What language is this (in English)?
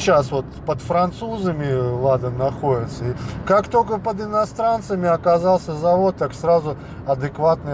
Russian